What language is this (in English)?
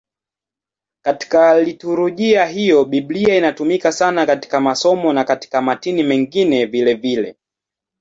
Swahili